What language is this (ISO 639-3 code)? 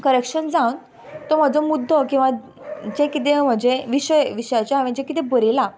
kok